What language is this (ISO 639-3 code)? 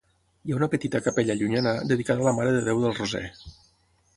cat